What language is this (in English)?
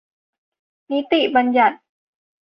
Thai